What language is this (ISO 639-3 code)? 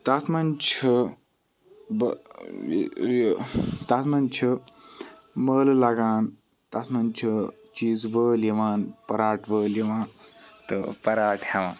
kas